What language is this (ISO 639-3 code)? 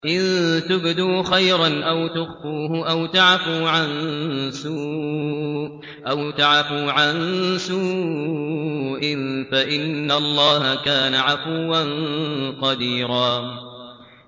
ara